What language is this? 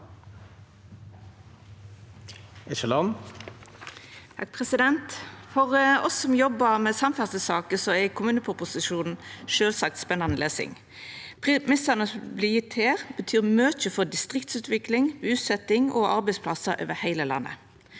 Norwegian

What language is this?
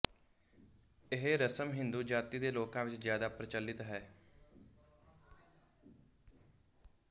Punjabi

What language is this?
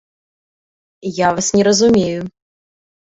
Belarusian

